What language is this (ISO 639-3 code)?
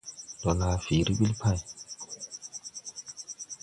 tui